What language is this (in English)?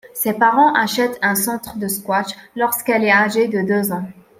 French